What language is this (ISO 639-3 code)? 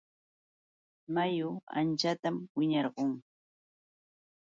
qux